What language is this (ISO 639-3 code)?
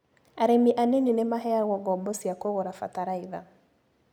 kik